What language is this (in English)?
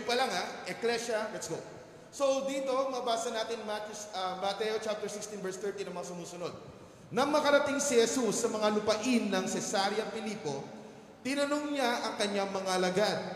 Filipino